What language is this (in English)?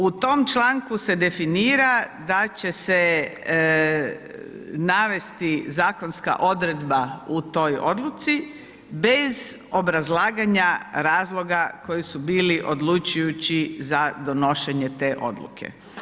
Croatian